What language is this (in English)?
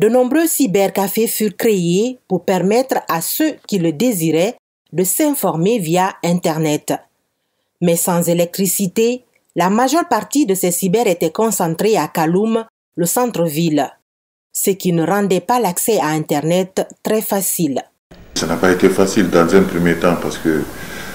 French